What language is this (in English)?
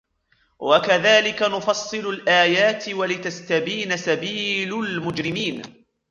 Arabic